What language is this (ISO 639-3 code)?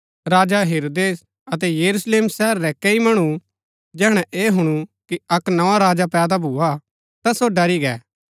gbk